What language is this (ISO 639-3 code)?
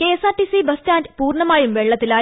mal